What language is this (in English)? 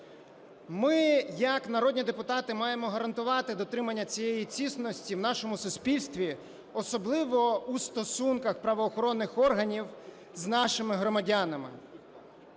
Ukrainian